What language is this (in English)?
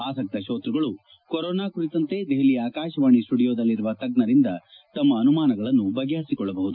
Kannada